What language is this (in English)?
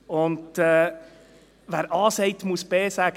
Swiss German